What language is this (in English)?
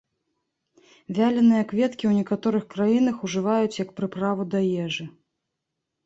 Belarusian